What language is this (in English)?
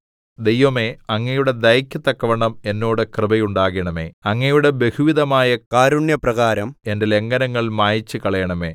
Malayalam